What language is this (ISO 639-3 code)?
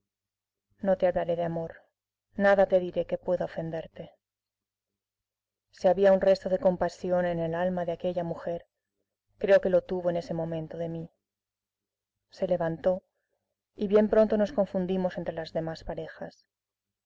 spa